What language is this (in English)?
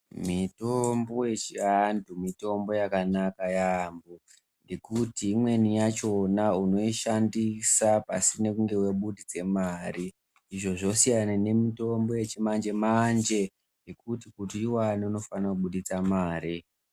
Ndau